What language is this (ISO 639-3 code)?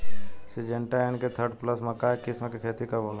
bho